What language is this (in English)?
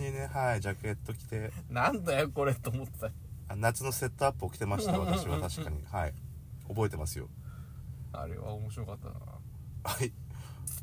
Japanese